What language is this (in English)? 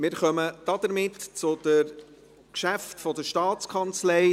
Swiss German